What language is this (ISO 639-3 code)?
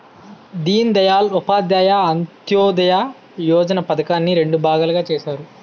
tel